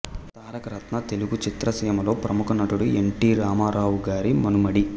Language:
Telugu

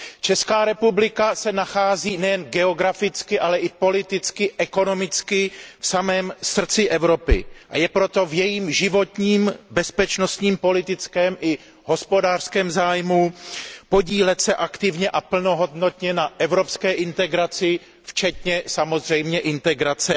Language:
Czech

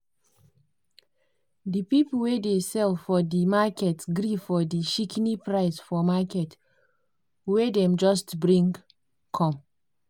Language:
Nigerian Pidgin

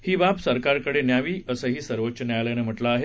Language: Marathi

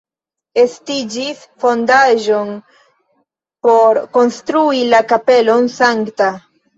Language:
Esperanto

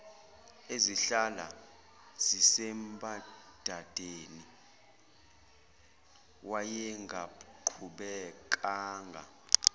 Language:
Zulu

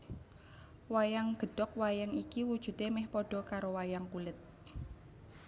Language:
Javanese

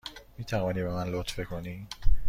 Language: Persian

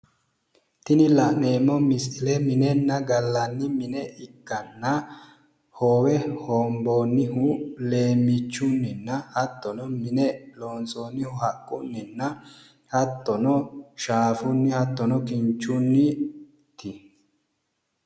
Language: Sidamo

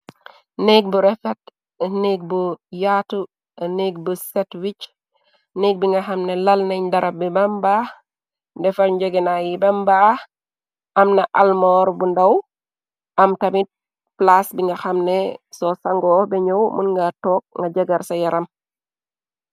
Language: Wolof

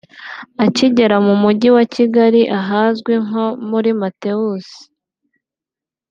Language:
Kinyarwanda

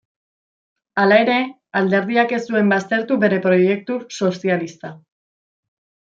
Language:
Basque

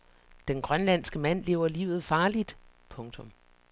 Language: Danish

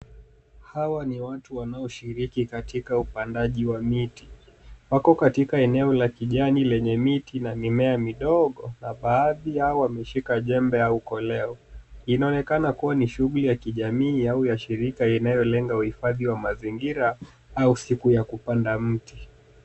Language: Swahili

